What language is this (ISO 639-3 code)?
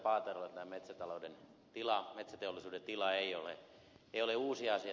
fin